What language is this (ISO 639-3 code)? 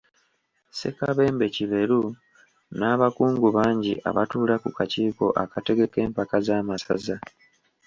lug